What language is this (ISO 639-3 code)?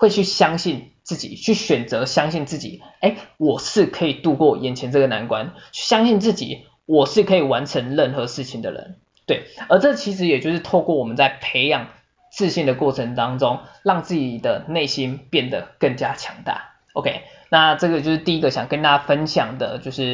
zho